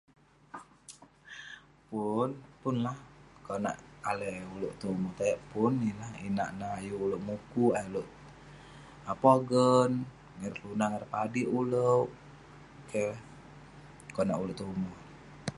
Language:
Western Penan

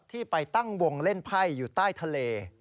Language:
Thai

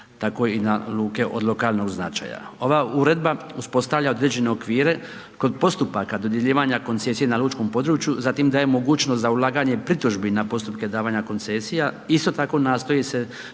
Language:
Croatian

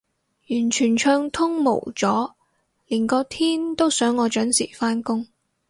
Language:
Cantonese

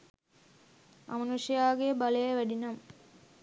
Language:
Sinhala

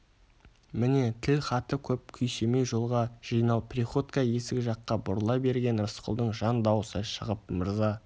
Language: Kazakh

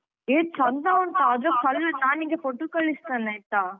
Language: Kannada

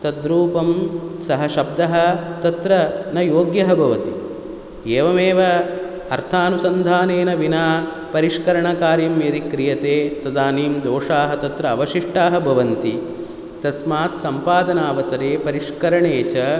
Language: Sanskrit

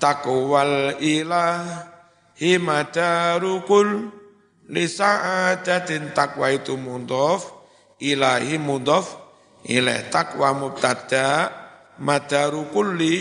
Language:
Indonesian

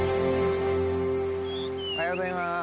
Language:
Japanese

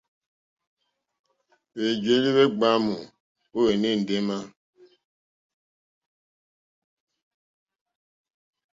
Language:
Mokpwe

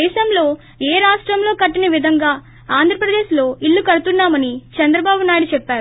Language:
Telugu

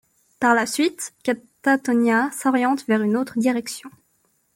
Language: French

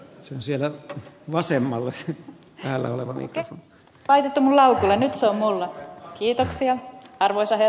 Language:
Finnish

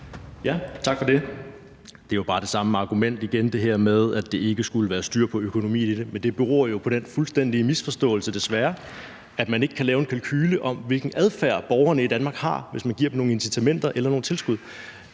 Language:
Danish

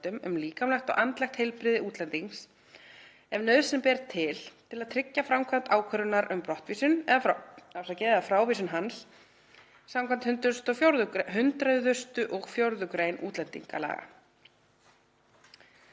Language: Icelandic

